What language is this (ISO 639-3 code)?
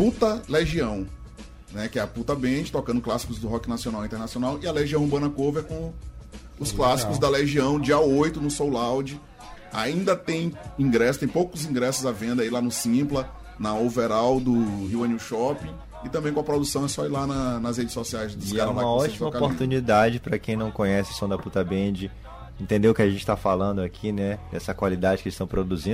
por